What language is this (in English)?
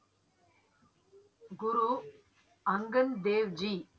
Tamil